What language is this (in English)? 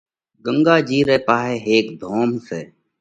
Parkari Koli